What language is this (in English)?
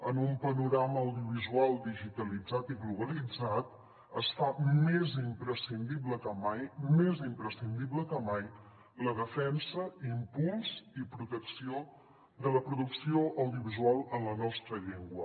Catalan